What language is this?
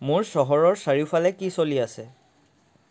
Assamese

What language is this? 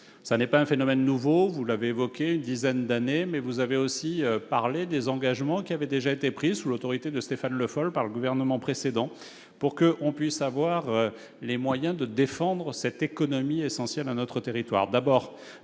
French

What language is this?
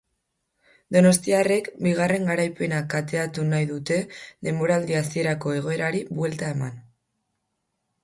Basque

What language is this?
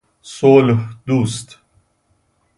Persian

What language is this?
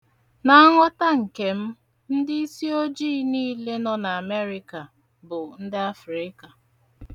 Igbo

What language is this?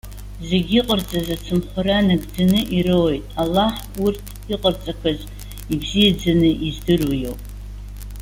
Abkhazian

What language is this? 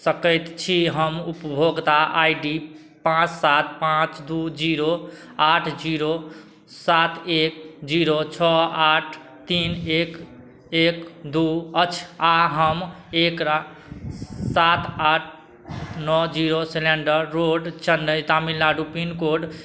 Maithili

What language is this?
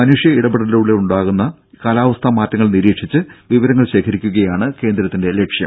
Malayalam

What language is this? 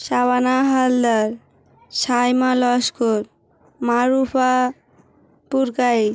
Bangla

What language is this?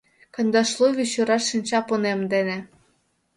Mari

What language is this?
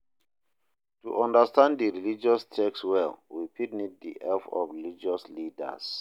Nigerian Pidgin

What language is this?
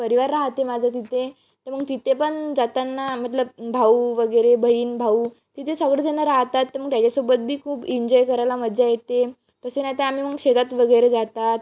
Marathi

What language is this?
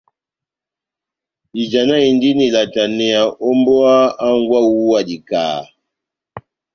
Batanga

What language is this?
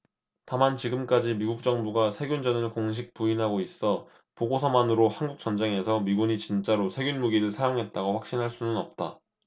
Korean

